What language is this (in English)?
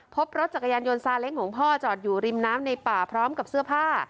Thai